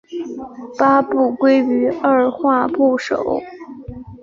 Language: Chinese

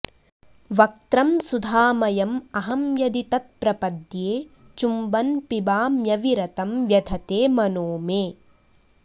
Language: Sanskrit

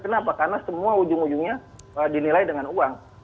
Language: Indonesian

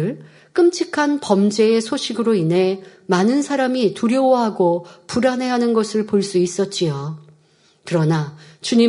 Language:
Korean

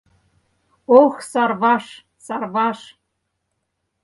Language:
Mari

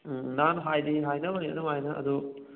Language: Manipuri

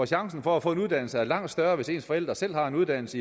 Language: Danish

